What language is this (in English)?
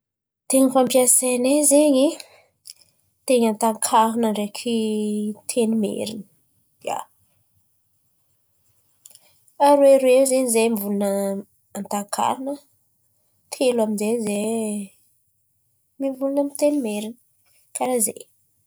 Antankarana Malagasy